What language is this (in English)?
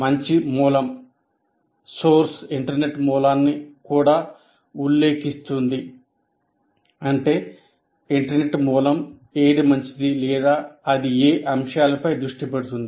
Telugu